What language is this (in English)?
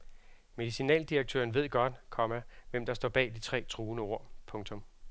Danish